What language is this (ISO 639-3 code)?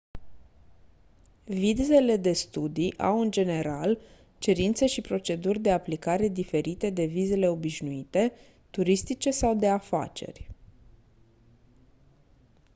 ron